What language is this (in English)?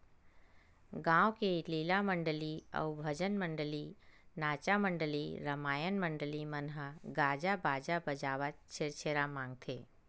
Chhattisgarhi